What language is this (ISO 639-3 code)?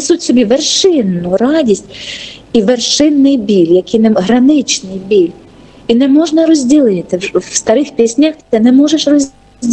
ukr